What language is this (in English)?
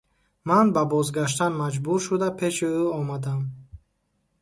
Tajik